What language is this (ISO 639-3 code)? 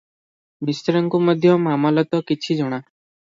ori